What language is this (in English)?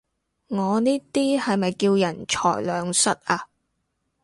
Cantonese